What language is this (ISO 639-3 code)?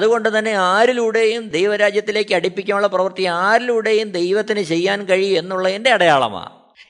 mal